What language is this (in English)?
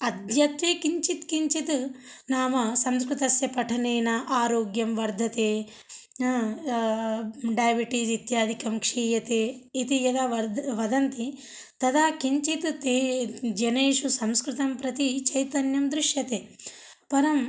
Sanskrit